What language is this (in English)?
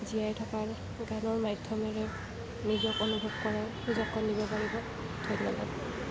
Assamese